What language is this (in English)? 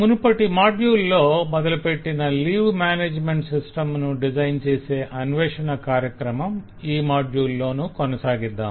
Telugu